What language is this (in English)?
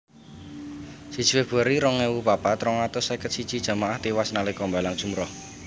Javanese